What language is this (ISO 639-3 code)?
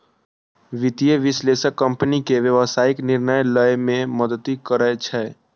mai